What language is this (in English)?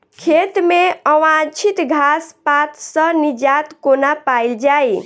Maithili